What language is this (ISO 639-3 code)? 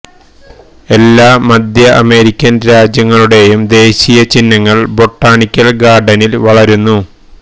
mal